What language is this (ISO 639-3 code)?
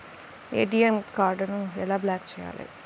tel